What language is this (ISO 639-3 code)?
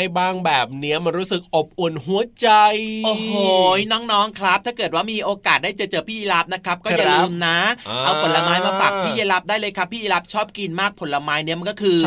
tha